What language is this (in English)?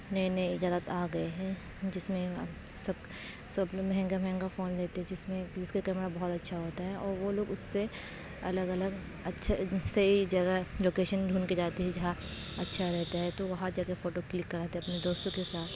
Urdu